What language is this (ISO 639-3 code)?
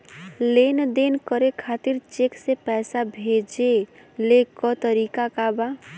bho